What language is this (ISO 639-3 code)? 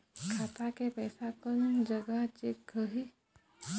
hne